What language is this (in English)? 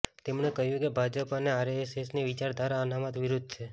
Gujarati